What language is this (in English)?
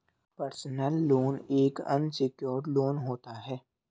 Hindi